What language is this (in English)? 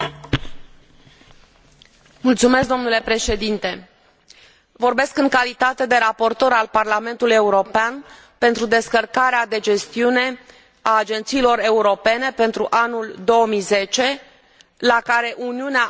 Romanian